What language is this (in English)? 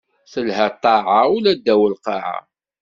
Kabyle